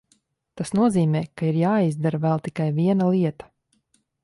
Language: Latvian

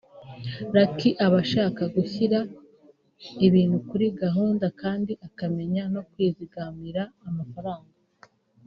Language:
Kinyarwanda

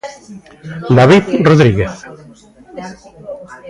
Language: Galician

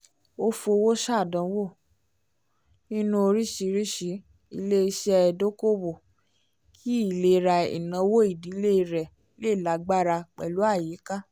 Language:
Yoruba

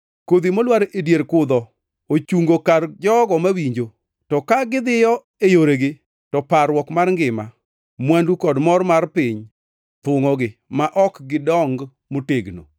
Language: Luo (Kenya and Tanzania)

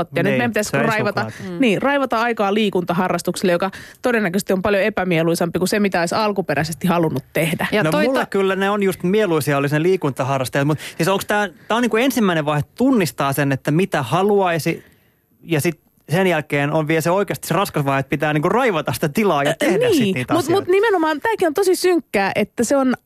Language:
Finnish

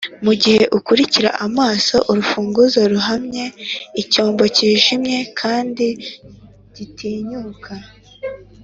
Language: Kinyarwanda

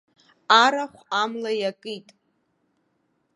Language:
Abkhazian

